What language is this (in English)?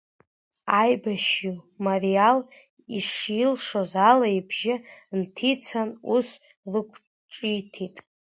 Abkhazian